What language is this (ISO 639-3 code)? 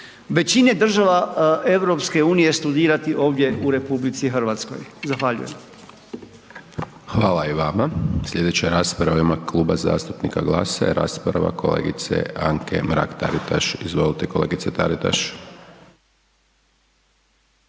hrv